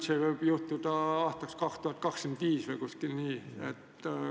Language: Estonian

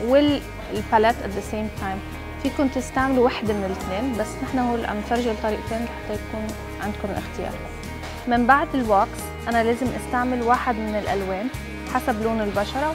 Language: Arabic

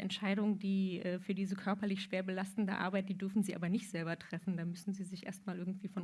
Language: German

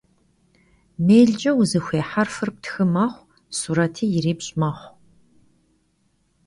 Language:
Kabardian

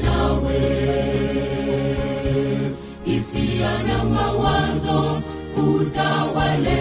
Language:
Swahili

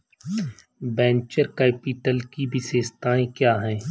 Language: Hindi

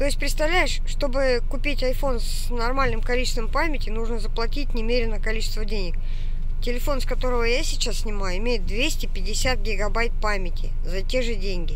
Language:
Russian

